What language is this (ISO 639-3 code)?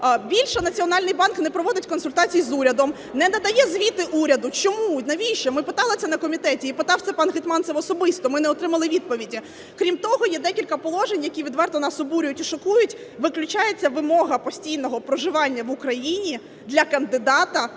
ukr